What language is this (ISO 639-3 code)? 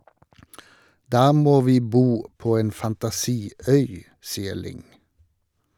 nor